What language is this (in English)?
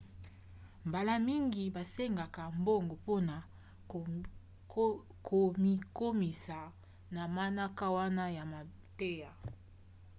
Lingala